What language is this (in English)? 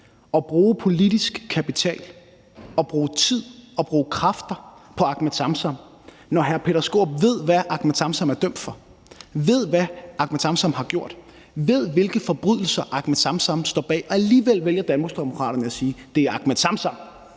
Danish